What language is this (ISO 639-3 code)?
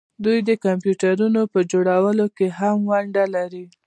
pus